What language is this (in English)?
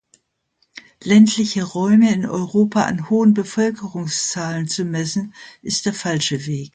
German